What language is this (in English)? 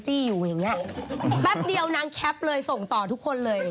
Thai